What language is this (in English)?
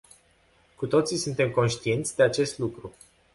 Romanian